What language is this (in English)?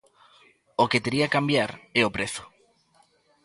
Galician